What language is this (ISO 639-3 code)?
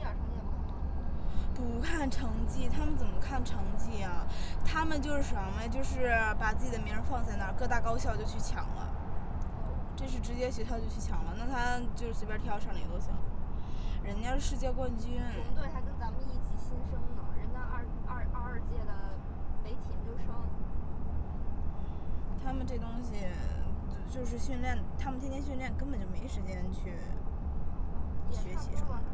zho